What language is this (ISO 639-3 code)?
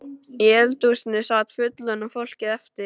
isl